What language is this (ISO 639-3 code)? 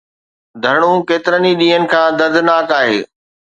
snd